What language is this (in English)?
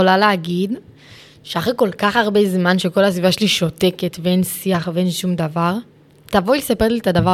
Hebrew